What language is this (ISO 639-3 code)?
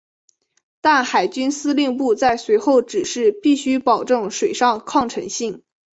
zho